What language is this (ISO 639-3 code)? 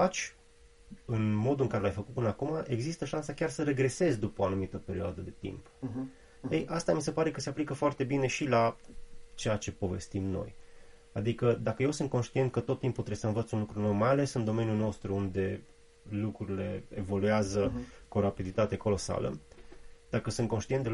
ron